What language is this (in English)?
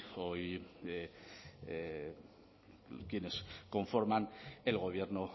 Spanish